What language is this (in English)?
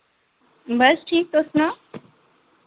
Dogri